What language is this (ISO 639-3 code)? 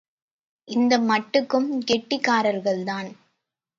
tam